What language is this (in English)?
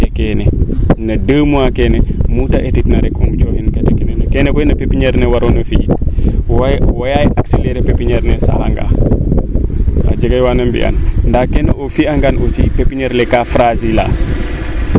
Serer